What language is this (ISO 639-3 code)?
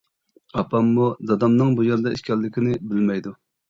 uig